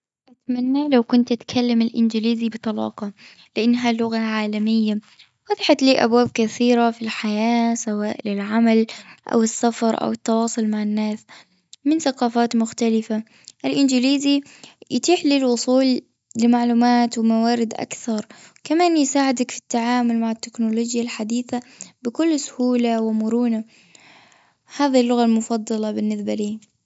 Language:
Gulf Arabic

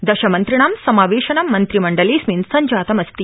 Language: Sanskrit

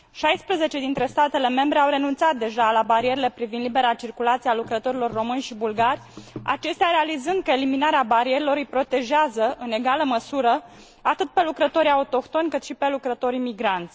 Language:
Romanian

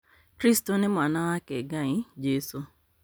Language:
Kikuyu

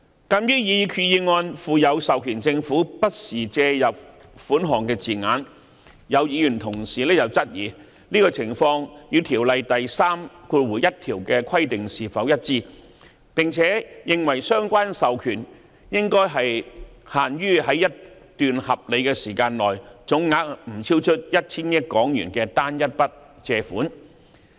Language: Cantonese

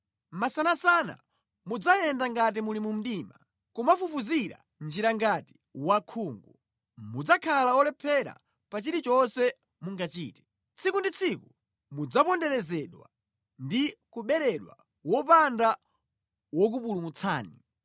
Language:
Nyanja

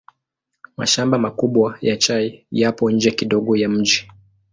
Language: Swahili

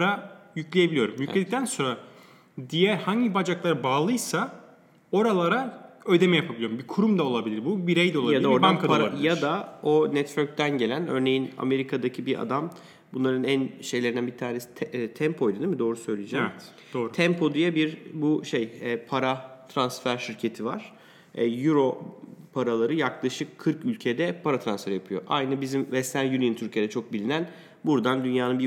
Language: Turkish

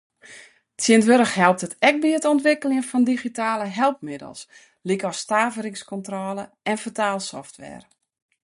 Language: Western Frisian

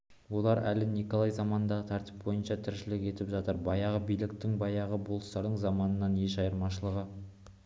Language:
Kazakh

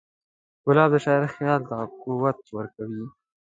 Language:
Pashto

